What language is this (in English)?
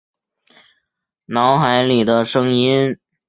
Chinese